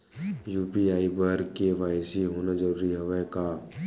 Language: Chhattisgarhi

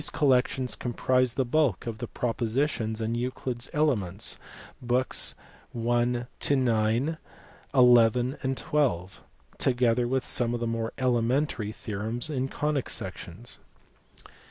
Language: English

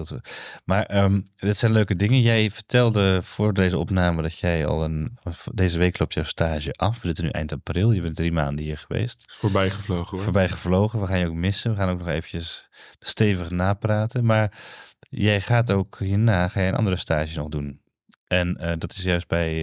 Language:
Dutch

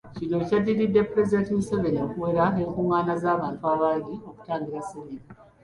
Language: Ganda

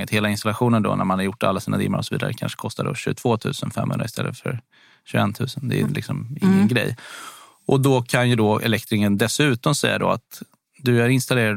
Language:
Swedish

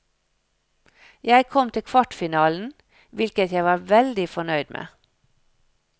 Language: Norwegian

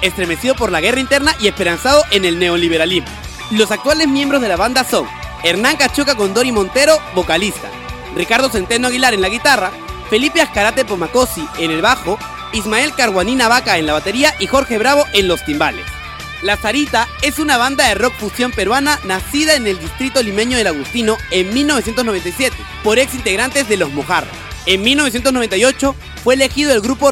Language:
Spanish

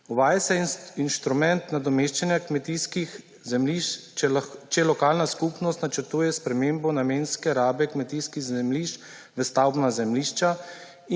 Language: Slovenian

